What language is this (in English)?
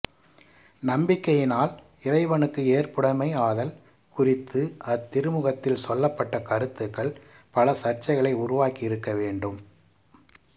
Tamil